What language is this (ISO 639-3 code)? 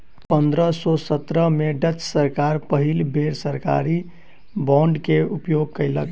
mai